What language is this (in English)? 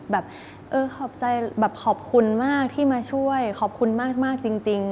Thai